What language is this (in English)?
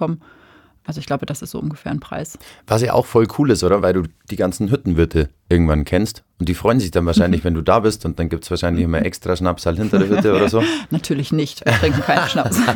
German